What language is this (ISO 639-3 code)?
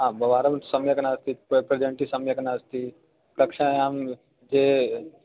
san